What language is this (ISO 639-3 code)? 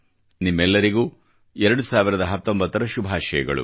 kan